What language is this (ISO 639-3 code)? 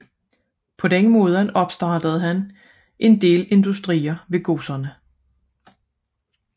dan